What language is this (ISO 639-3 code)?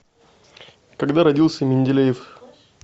rus